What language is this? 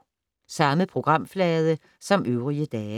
Danish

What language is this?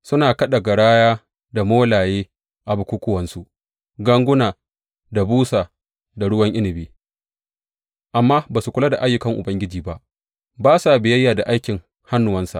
Hausa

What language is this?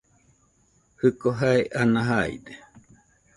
Nüpode Huitoto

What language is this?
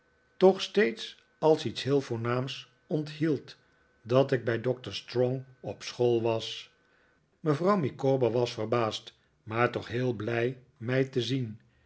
Dutch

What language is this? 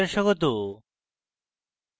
Bangla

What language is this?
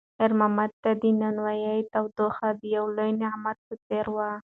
Pashto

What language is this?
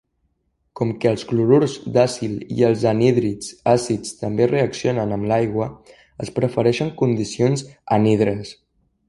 Catalan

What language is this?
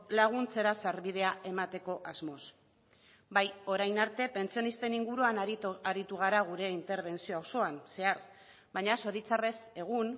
Basque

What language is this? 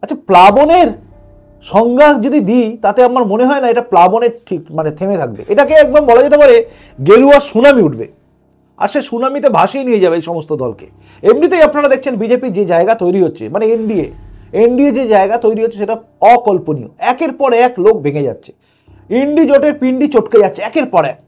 Bangla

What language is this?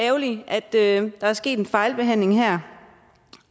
Danish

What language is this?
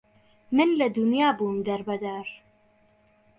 Central Kurdish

